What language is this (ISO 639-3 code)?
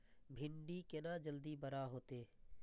mai